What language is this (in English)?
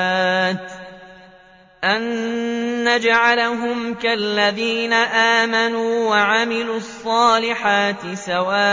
Arabic